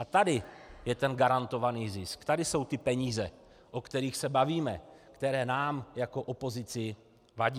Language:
Czech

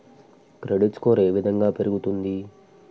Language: Telugu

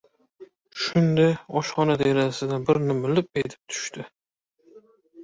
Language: Uzbek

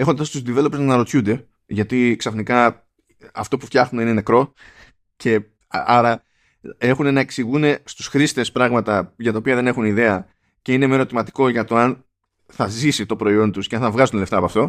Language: Greek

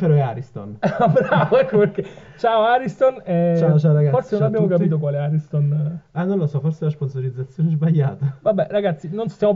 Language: Italian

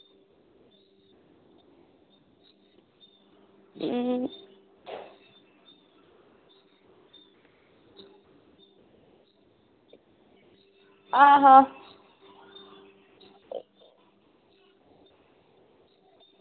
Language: Dogri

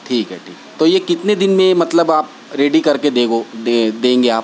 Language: Urdu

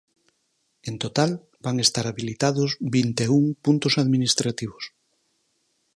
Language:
Galician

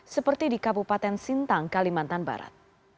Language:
Indonesian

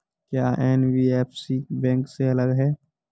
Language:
Hindi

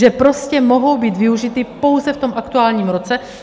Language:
Czech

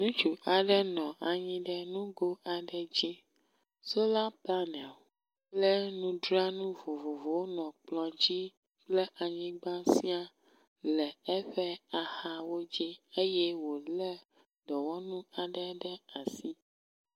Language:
Ewe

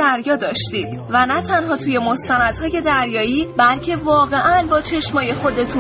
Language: Persian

